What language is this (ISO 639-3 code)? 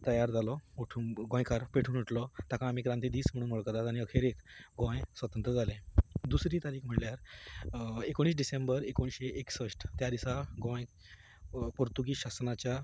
kok